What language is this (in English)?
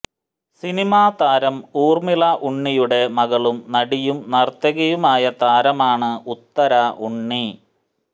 Malayalam